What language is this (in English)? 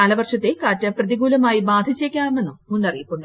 Malayalam